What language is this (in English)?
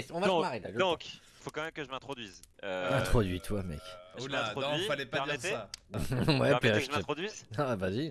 French